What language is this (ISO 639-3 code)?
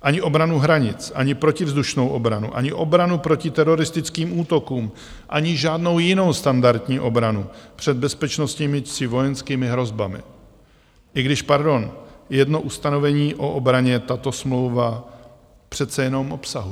ces